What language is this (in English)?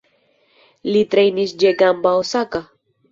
Esperanto